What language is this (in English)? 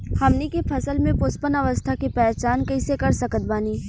Bhojpuri